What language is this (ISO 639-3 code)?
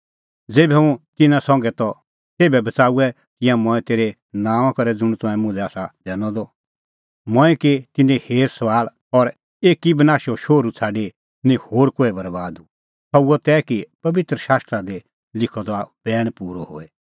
kfx